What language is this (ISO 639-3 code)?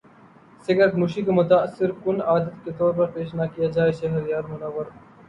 urd